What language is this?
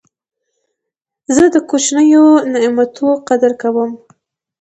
Pashto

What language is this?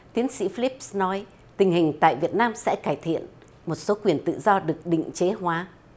Vietnamese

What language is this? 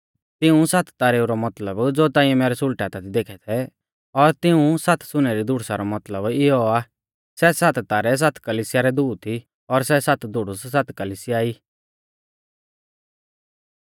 Mahasu Pahari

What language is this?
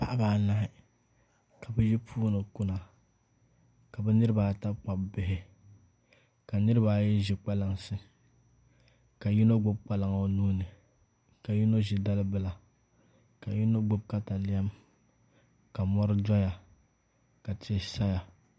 Dagbani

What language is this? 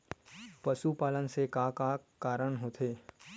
Chhattisgarhi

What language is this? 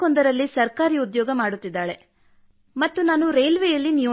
Kannada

